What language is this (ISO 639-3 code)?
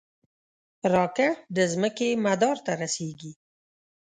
pus